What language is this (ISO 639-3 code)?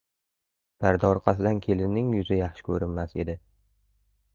uzb